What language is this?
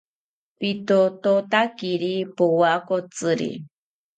South Ucayali Ashéninka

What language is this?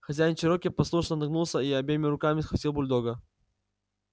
Russian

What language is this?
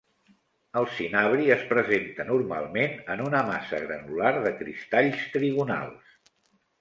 Catalan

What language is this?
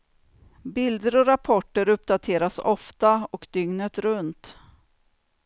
Swedish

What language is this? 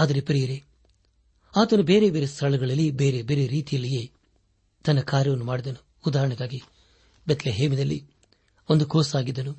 Kannada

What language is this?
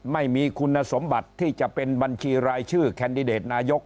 Thai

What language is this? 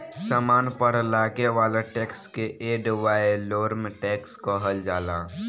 Bhojpuri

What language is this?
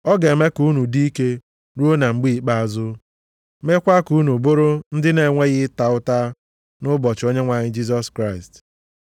Igbo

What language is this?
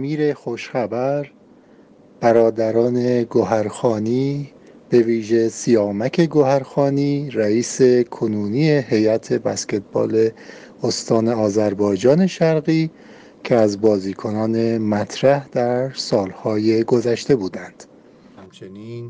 Persian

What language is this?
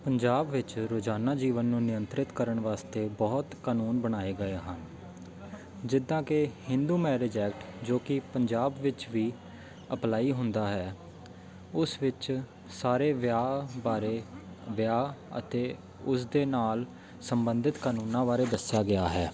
Punjabi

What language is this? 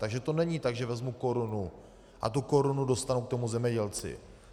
Czech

